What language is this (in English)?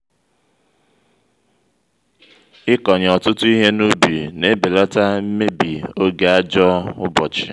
Igbo